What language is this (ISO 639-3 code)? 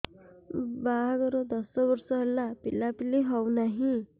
ori